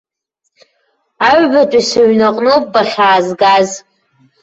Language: Abkhazian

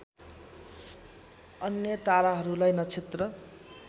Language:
Nepali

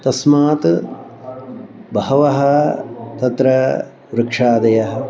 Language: Sanskrit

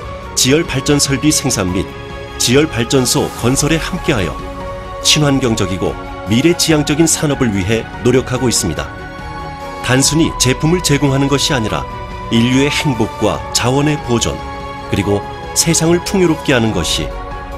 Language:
Korean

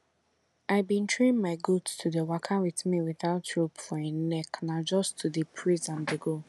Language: Nigerian Pidgin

